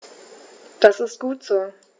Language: German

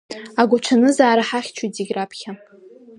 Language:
Abkhazian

